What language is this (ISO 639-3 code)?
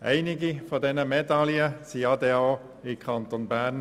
gsw